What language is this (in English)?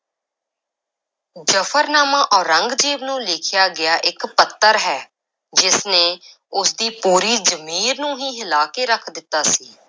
Punjabi